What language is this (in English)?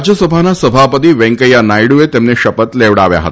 Gujarati